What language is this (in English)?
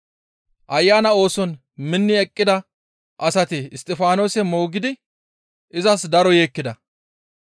Gamo